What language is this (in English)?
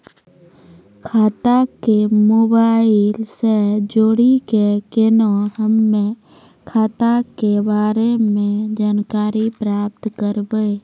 Maithili